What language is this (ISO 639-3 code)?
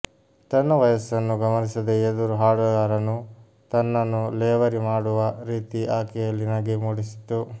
kan